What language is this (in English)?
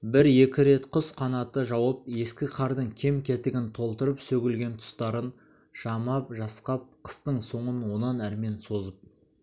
Kazakh